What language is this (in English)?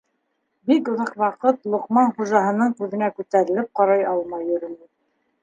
Bashkir